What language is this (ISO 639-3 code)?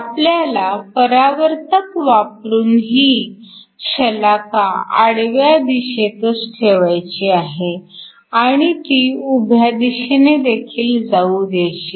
mar